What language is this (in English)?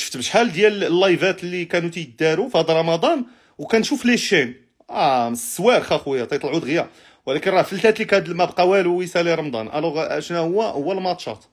Arabic